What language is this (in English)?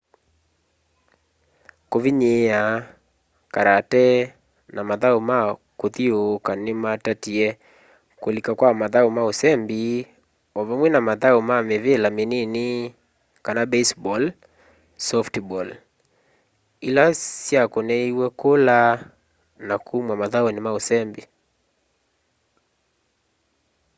Kamba